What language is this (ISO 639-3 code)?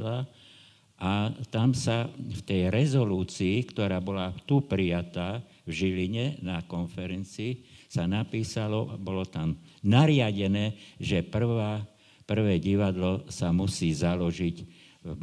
slk